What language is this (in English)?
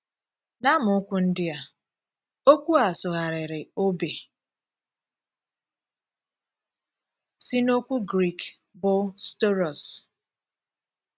Igbo